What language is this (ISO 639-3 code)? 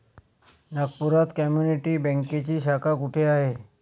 mar